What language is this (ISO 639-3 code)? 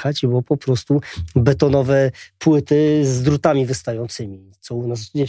pol